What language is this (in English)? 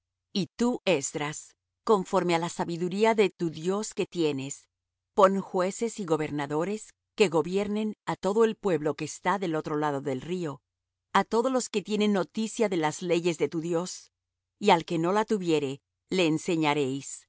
Spanish